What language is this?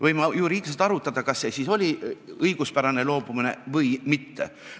Estonian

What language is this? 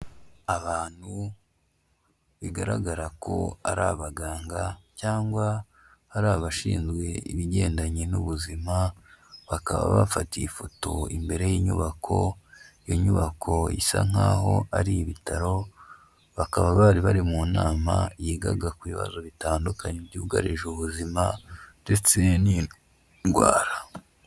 Kinyarwanda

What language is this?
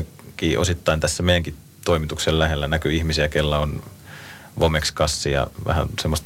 Finnish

